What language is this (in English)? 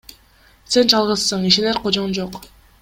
Kyrgyz